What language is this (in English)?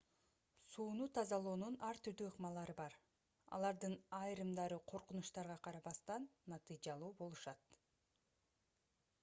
Kyrgyz